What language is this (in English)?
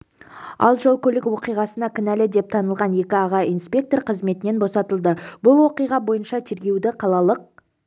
Kazakh